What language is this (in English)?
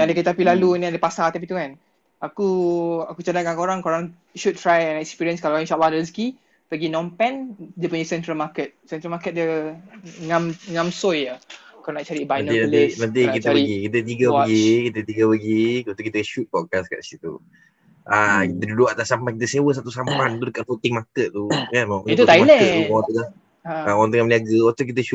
Malay